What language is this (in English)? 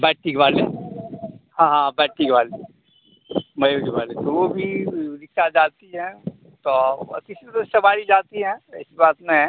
Hindi